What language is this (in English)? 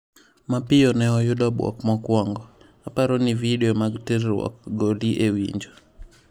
Luo (Kenya and Tanzania)